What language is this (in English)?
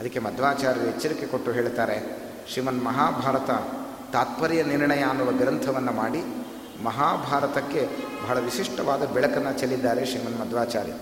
Kannada